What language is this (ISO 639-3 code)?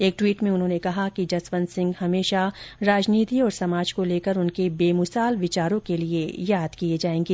hin